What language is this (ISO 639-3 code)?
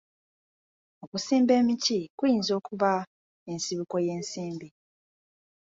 lug